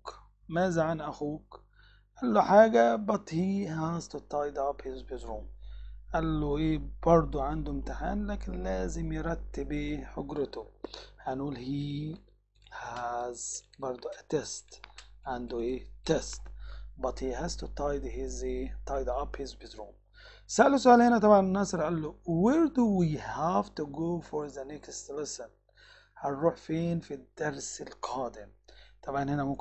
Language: Arabic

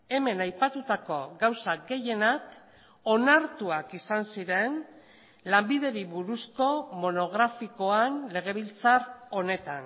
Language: Basque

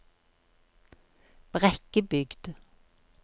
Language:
Norwegian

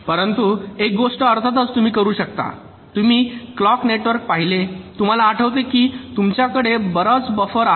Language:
Marathi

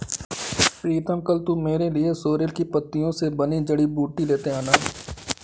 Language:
Hindi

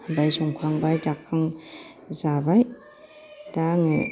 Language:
Bodo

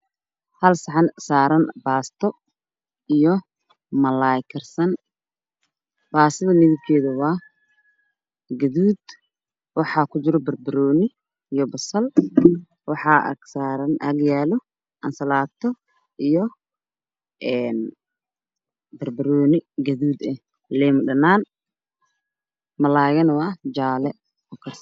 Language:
Somali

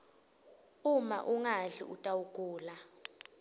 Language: Swati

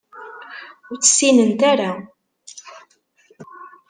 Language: Kabyle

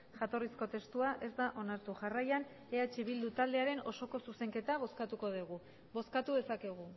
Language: Basque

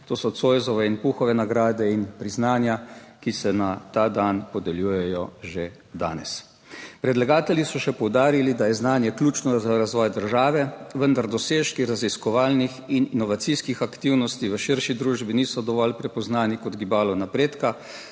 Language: Slovenian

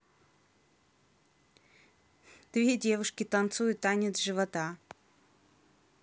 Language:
Russian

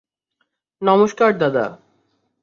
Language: Bangla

